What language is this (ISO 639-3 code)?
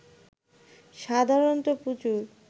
ben